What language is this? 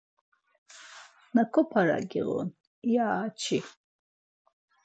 Laz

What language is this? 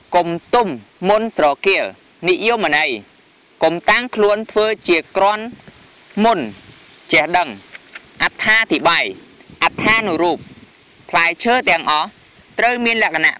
Thai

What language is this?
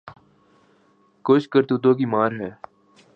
Urdu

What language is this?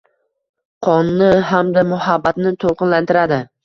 Uzbek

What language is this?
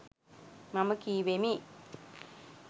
Sinhala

